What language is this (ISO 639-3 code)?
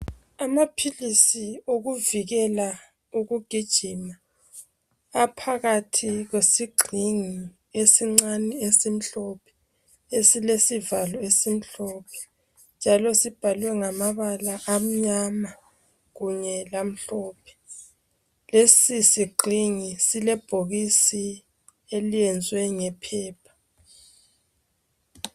nde